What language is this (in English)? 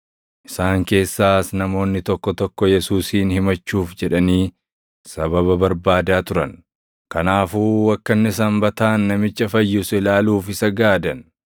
Oromo